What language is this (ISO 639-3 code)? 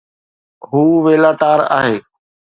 snd